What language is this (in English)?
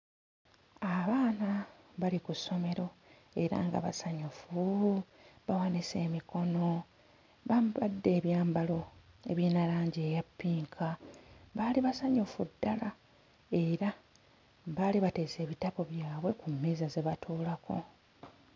Ganda